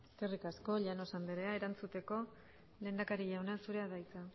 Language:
Basque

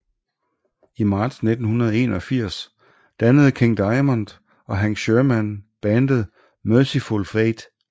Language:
Danish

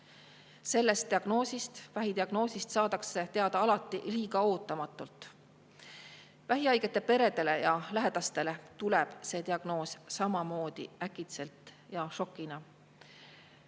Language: Estonian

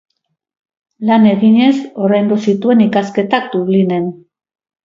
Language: Basque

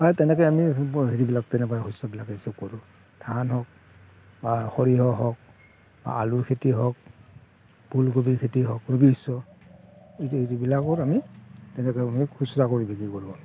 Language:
Assamese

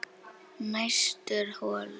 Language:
Icelandic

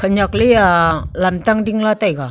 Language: Wancho Naga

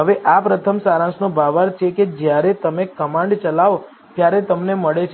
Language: Gujarati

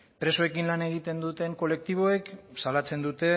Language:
Basque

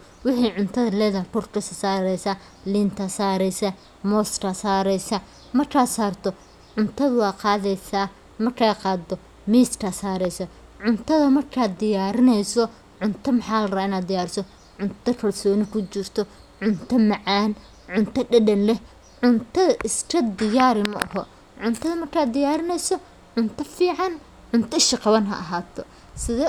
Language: Somali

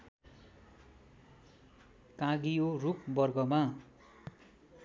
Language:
Nepali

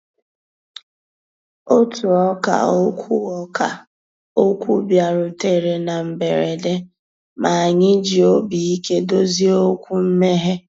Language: Igbo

